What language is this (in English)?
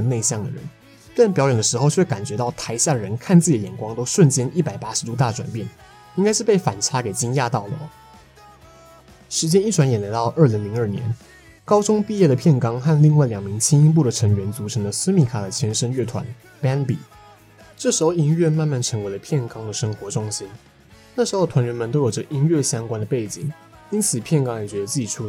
Chinese